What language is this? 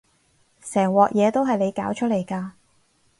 Cantonese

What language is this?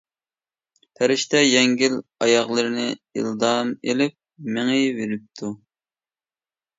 Uyghur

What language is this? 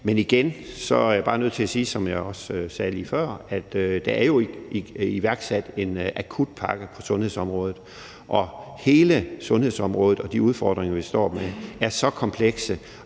Danish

